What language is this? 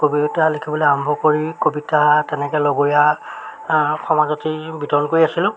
Assamese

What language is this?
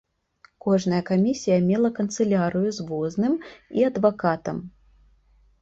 Belarusian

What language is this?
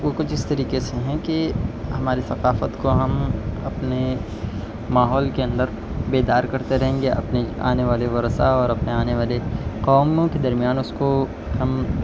Urdu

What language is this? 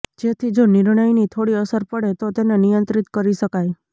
Gujarati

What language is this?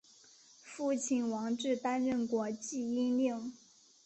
Chinese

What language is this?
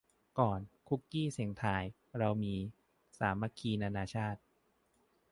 Thai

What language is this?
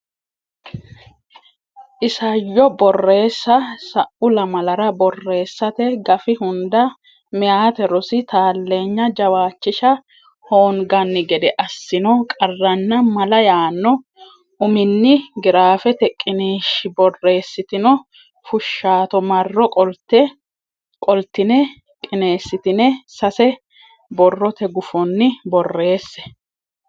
Sidamo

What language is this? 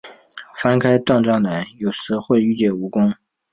Chinese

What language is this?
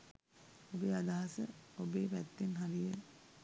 Sinhala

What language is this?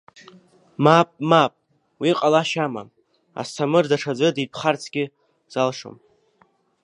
Abkhazian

